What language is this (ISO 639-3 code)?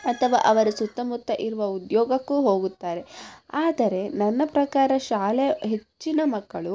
kan